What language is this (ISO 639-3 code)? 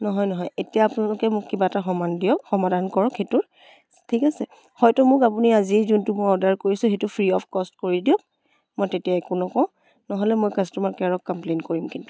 asm